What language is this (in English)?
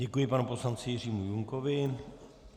Czech